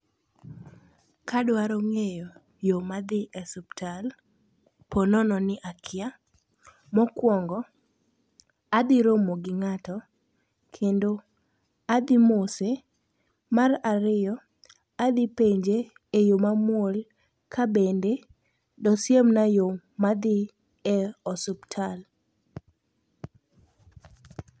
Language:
Luo (Kenya and Tanzania)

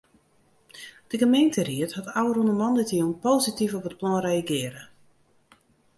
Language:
Western Frisian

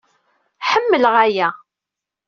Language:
Kabyle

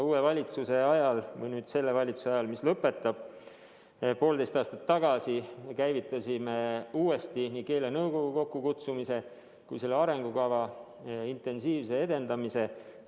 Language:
Estonian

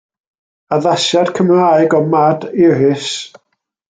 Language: Welsh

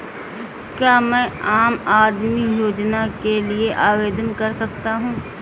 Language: Hindi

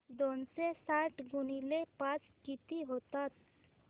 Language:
Marathi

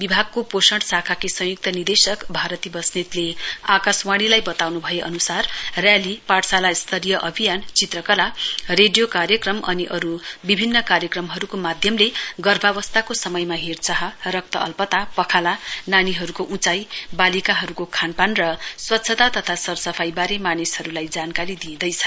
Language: Nepali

